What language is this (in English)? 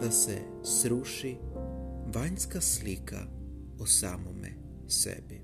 Croatian